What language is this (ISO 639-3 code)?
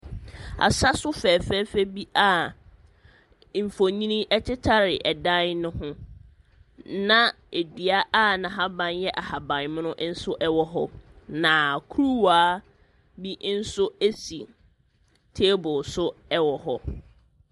aka